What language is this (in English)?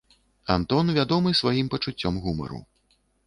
Belarusian